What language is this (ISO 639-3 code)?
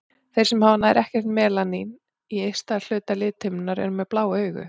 isl